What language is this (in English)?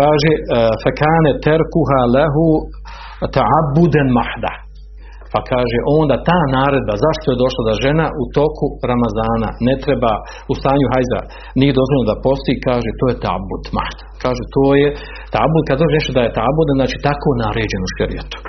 Croatian